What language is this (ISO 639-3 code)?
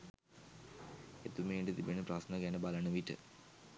sin